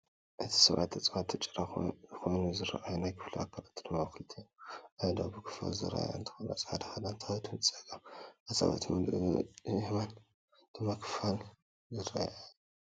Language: Tigrinya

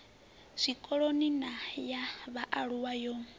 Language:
Venda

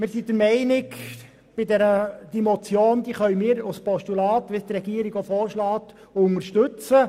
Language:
Swiss German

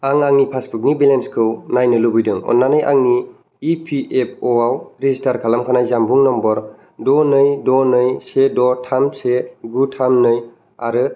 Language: Bodo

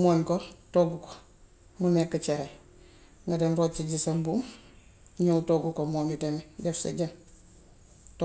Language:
Gambian Wolof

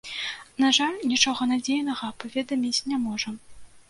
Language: Belarusian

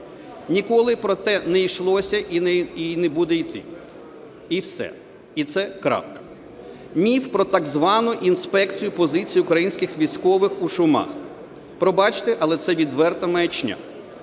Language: Ukrainian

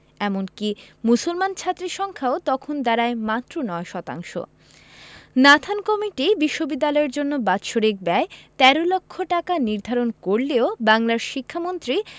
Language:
Bangla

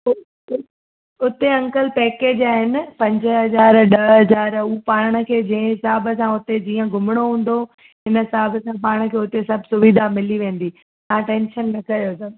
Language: Sindhi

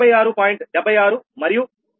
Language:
Telugu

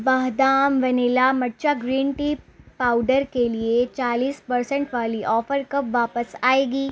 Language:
Urdu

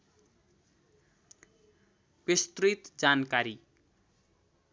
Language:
Nepali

